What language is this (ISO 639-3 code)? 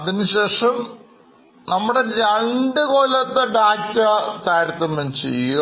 mal